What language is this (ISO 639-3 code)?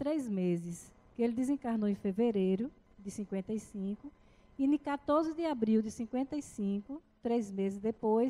por